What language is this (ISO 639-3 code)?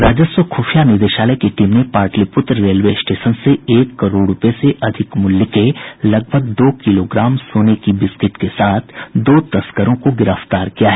hin